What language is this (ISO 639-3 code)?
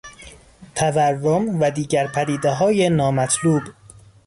fas